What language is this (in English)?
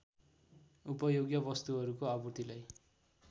Nepali